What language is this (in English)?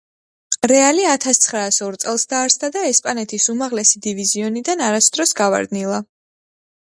Georgian